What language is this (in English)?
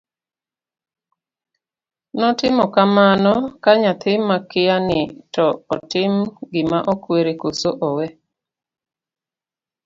Luo (Kenya and Tanzania)